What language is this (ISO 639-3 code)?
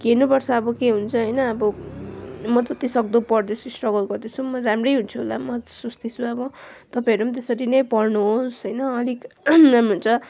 nep